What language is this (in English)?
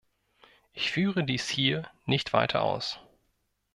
German